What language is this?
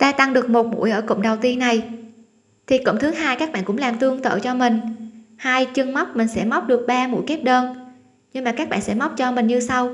Vietnamese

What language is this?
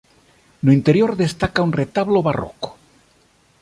Galician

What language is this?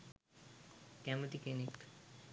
Sinhala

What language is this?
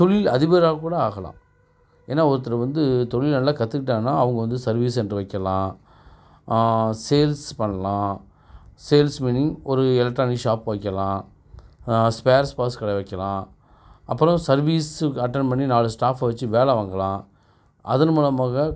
Tamil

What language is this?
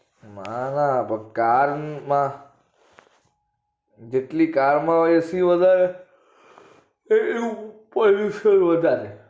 Gujarati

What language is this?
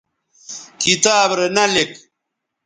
Bateri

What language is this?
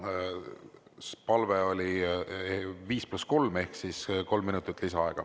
Estonian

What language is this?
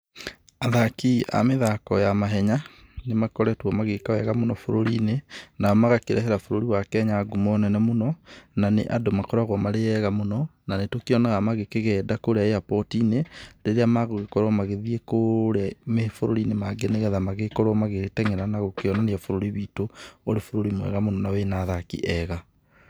Kikuyu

